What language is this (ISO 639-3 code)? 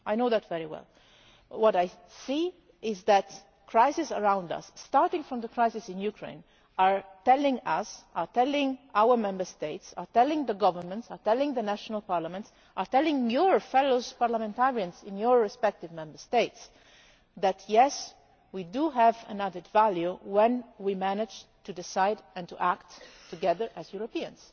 eng